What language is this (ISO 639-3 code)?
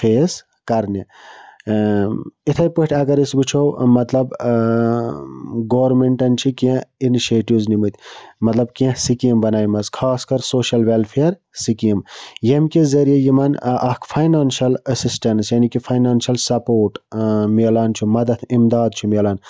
kas